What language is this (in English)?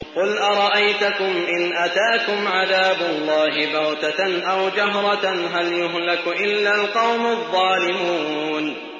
Arabic